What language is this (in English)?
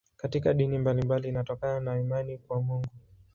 Swahili